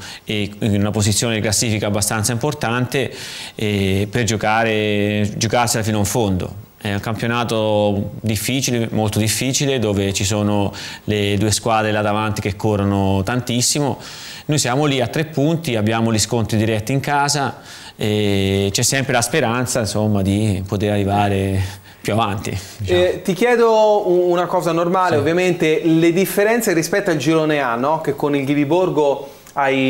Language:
Italian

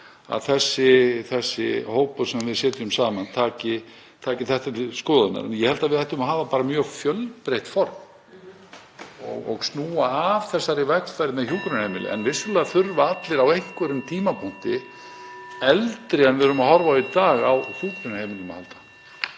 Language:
Icelandic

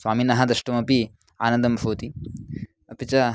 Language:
Sanskrit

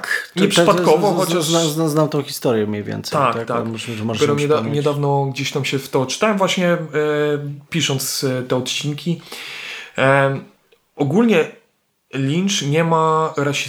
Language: Polish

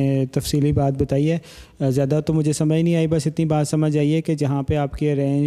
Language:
Urdu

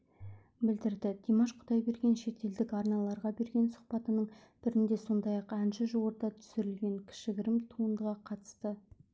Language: Kazakh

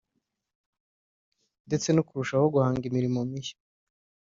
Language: Kinyarwanda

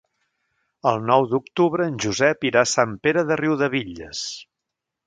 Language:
Catalan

